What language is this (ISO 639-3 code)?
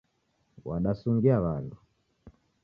dav